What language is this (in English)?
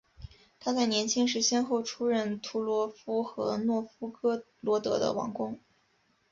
Chinese